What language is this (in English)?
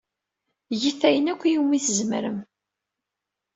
Kabyle